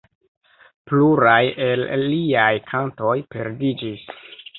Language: Esperanto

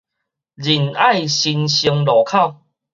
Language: Min Nan Chinese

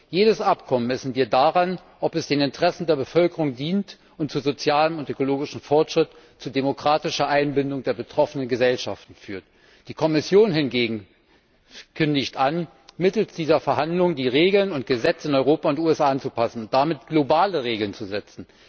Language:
German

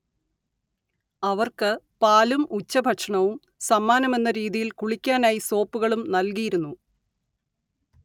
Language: Malayalam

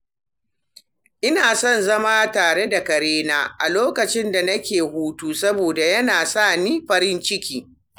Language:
Hausa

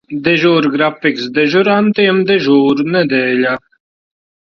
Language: Latvian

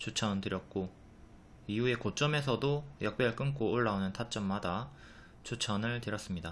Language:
Korean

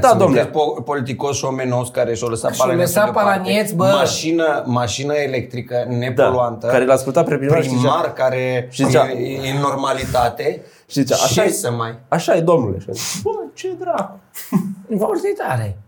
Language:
Romanian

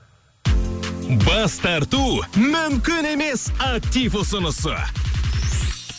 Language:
Kazakh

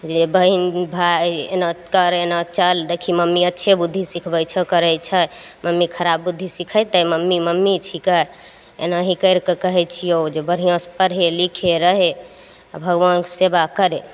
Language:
Maithili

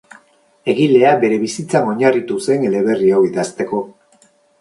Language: Basque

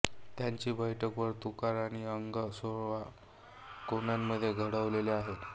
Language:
Marathi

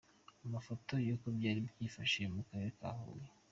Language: Kinyarwanda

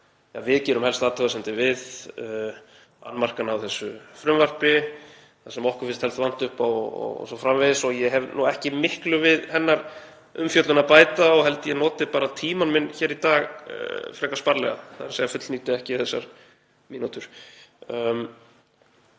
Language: Icelandic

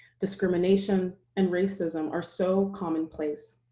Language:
English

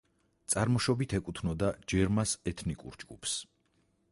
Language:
Georgian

